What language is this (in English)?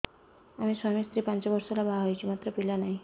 Odia